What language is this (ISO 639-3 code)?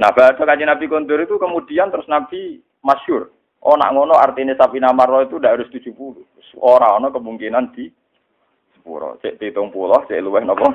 ind